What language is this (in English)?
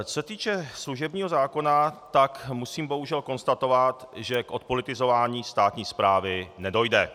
Czech